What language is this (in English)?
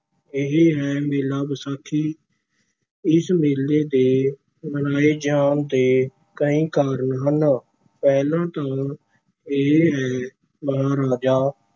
Punjabi